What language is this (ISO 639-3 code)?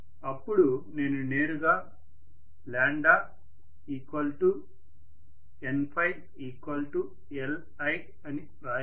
tel